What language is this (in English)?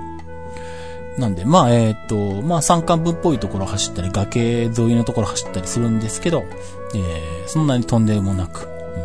Japanese